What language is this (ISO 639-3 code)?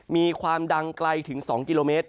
tha